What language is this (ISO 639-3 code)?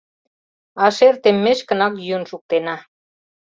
chm